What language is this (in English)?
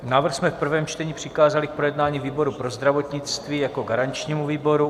Czech